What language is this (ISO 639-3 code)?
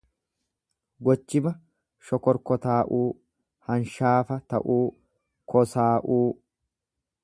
orm